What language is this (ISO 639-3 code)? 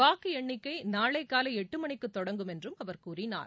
tam